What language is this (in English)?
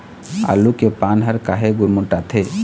Chhattisgarhi